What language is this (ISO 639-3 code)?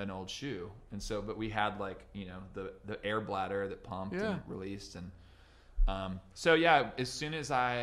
eng